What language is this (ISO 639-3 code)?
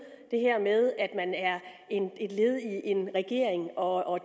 dan